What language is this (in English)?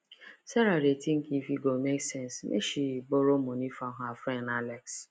Nigerian Pidgin